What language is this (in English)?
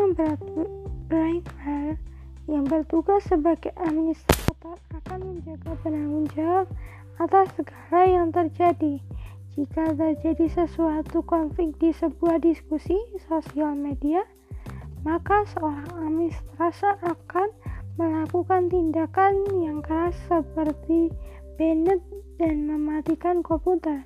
Indonesian